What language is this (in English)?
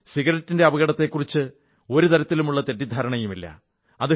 Malayalam